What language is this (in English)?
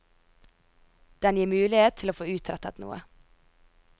Norwegian